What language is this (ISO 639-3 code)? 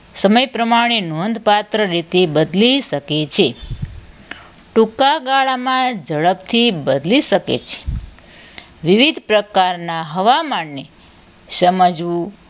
guj